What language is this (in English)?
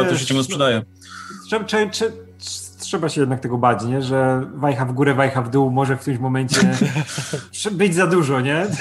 Polish